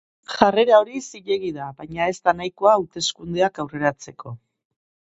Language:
Basque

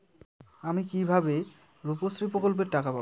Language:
Bangla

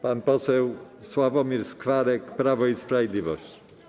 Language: Polish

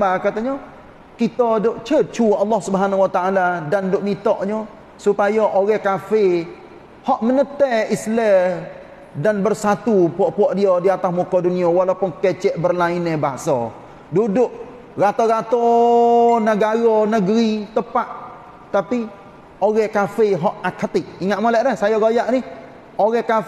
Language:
Malay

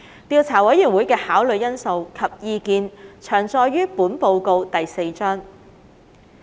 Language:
Cantonese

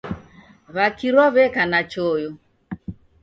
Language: Taita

